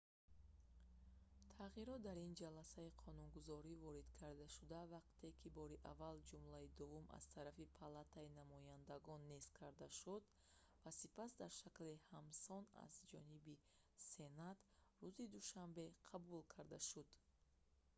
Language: Tajik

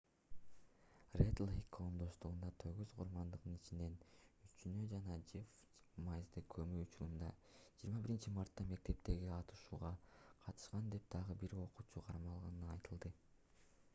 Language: Kyrgyz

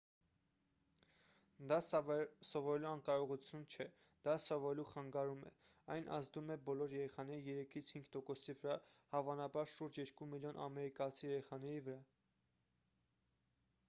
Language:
Armenian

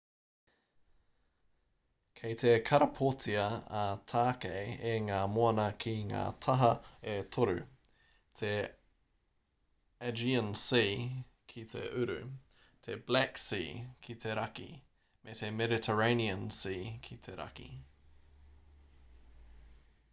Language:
Māori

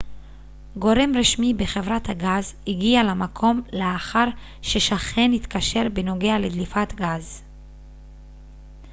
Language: Hebrew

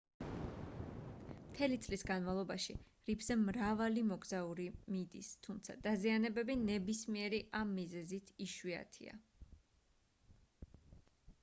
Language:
Georgian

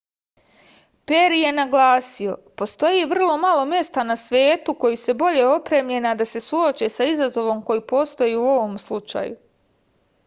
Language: Serbian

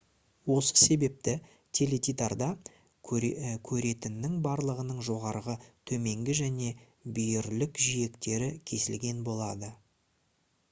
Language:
Kazakh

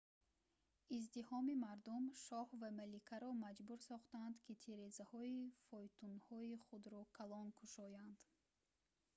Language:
Tajik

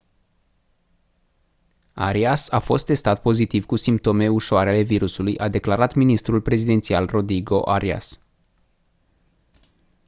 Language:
Romanian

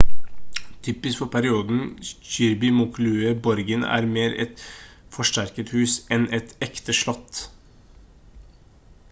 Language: Norwegian Bokmål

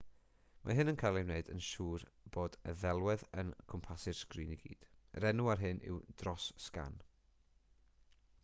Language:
Welsh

